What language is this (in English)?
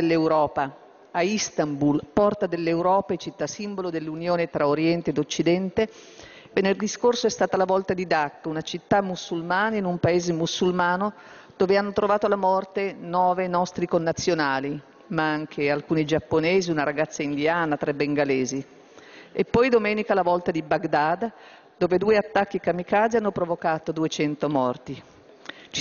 Italian